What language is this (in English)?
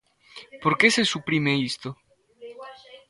Galician